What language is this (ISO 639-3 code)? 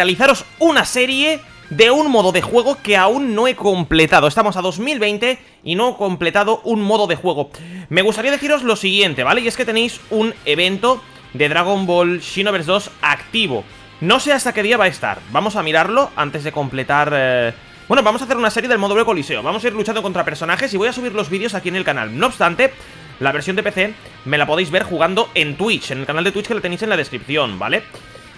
spa